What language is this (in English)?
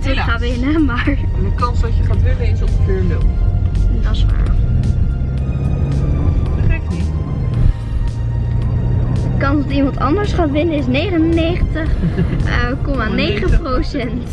Dutch